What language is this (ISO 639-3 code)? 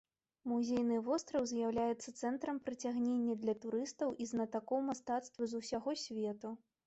bel